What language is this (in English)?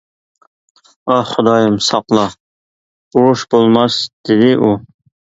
Uyghur